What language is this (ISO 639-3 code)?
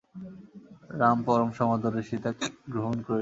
ben